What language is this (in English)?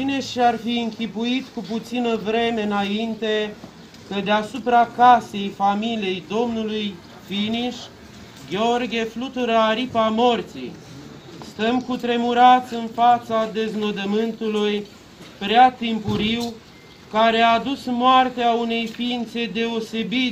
Romanian